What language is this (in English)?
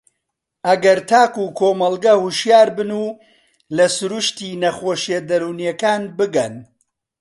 Central Kurdish